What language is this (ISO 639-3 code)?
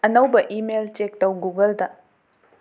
mni